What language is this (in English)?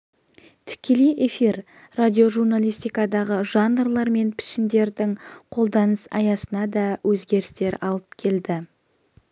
Kazakh